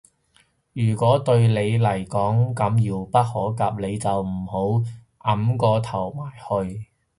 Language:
Cantonese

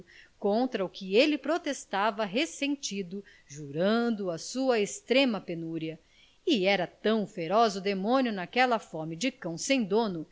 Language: Portuguese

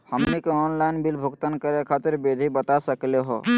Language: Magahi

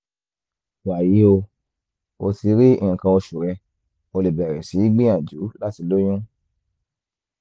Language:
Yoruba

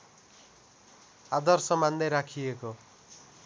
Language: Nepali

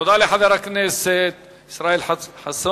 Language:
Hebrew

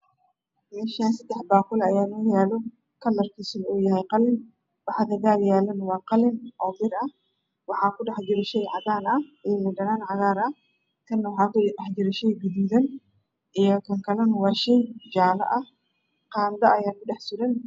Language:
Somali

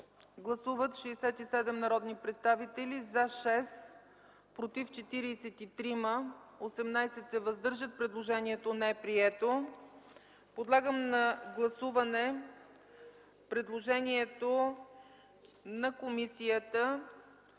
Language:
Bulgarian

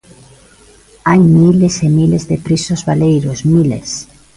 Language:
Galician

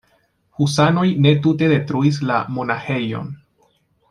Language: Esperanto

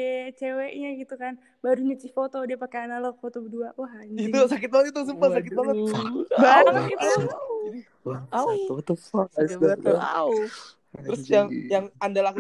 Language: Indonesian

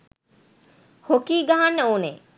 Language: Sinhala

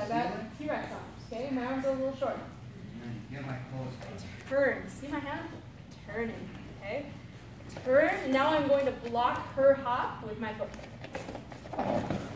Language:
English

